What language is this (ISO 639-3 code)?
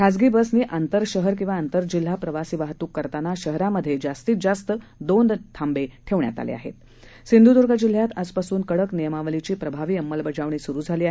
mar